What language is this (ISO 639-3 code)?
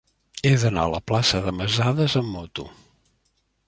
cat